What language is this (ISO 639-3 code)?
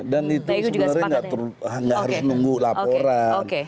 ind